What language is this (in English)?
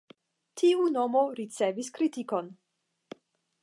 Esperanto